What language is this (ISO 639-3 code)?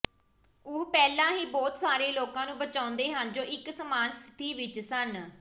pan